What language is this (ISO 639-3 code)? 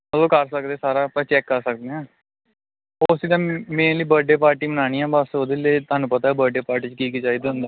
pan